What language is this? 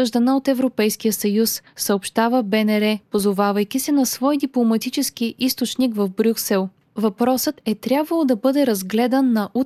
Bulgarian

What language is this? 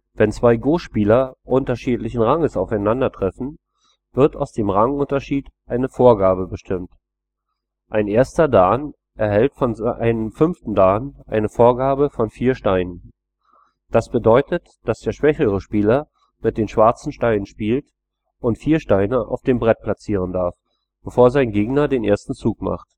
German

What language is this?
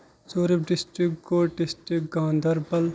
Kashmiri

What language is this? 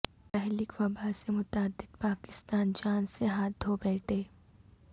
Urdu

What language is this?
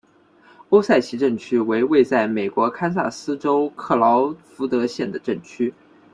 Chinese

